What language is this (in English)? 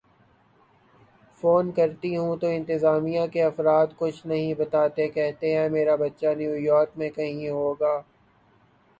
Urdu